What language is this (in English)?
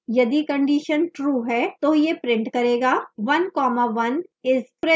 Hindi